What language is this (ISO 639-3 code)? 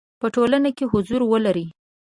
pus